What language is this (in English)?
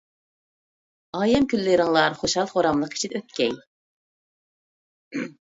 Uyghur